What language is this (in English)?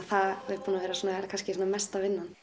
Icelandic